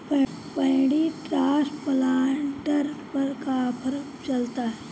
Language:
Bhojpuri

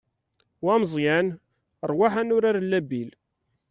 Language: Kabyle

